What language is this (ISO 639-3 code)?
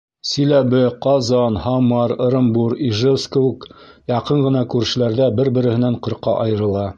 bak